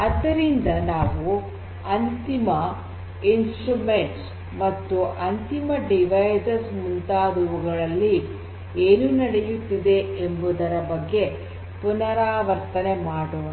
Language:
Kannada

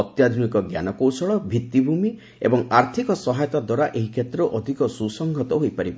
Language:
Odia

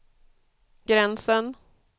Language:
Swedish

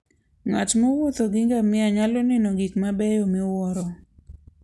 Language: Luo (Kenya and Tanzania)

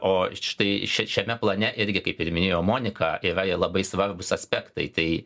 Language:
Lithuanian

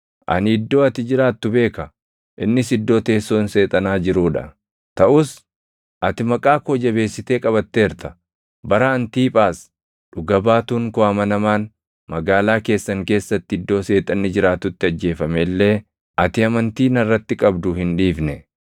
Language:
Oromo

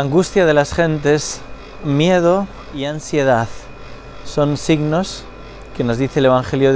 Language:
Spanish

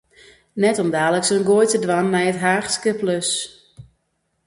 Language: Western Frisian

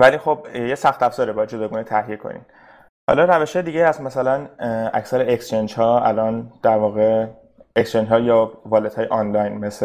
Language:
Persian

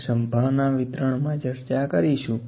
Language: Gujarati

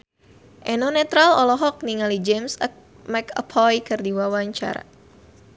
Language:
Sundanese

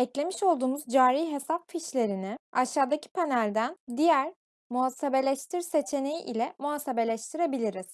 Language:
Turkish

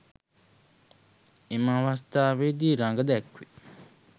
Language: Sinhala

